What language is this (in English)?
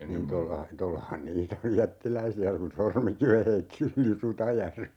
Finnish